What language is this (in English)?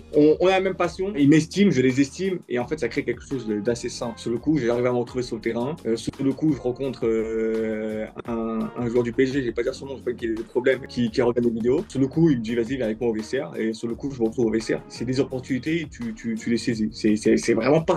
French